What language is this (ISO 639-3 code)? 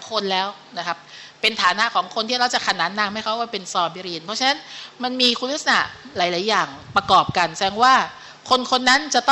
tha